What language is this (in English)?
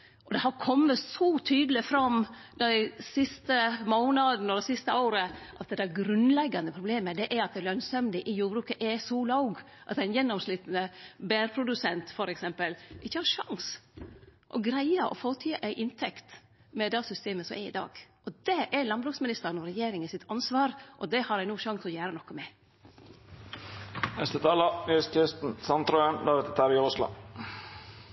Norwegian Nynorsk